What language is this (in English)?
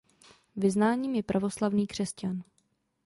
Czech